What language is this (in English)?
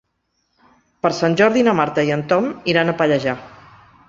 Catalan